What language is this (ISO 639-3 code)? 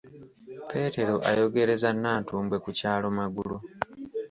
lug